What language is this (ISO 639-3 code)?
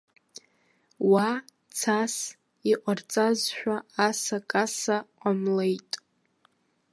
abk